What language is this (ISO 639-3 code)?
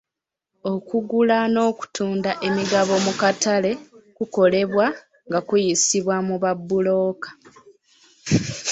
lug